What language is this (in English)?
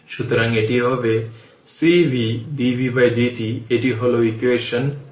Bangla